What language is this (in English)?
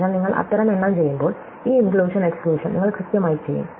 Malayalam